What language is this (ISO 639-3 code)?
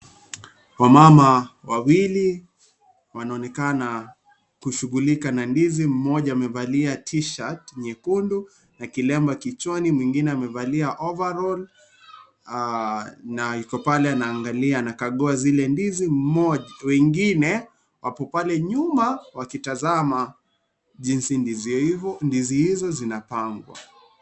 swa